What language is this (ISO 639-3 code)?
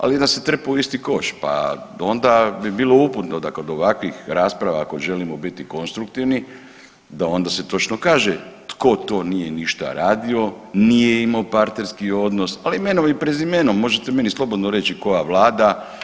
hrv